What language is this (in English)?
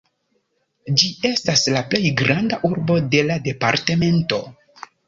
Esperanto